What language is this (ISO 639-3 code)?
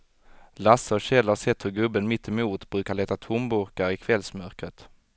swe